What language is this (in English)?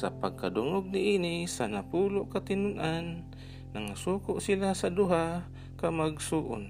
Filipino